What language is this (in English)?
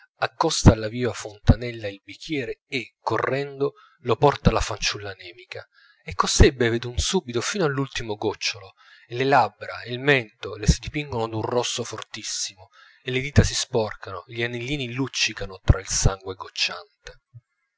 Italian